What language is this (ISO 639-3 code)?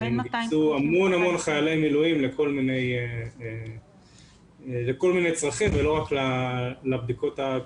heb